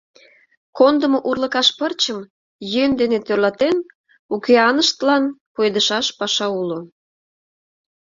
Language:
Mari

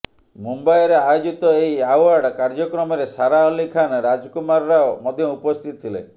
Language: Odia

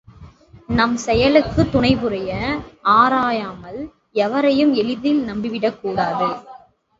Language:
Tamil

